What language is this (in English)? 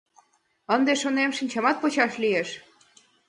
Mari